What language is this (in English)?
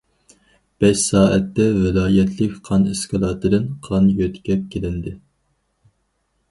Uyghur